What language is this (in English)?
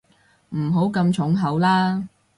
Cantonese